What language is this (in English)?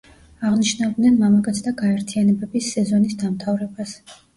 Georgian